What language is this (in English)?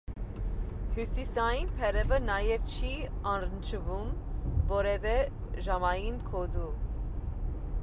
Armenian